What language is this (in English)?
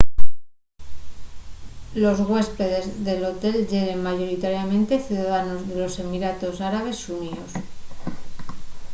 Asturian